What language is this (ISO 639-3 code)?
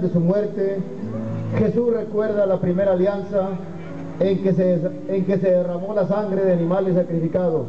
spa